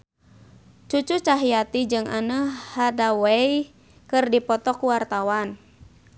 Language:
Sundanese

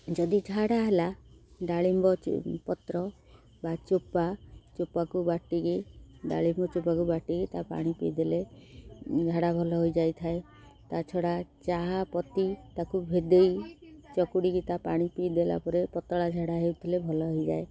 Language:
Odia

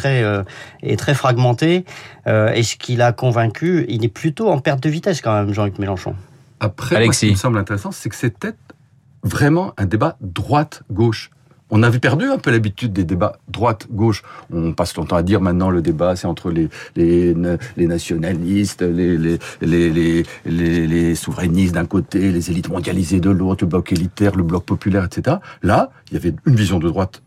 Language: French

